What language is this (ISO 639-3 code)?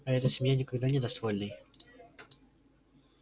rus